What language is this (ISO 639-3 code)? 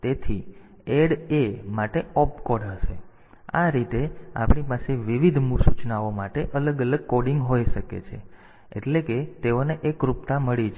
guj